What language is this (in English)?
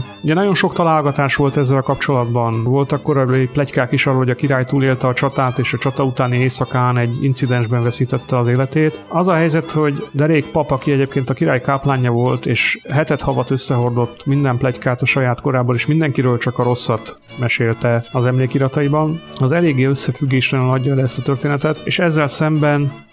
Hungarian